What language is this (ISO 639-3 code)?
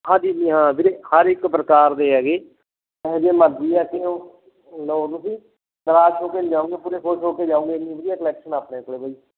pan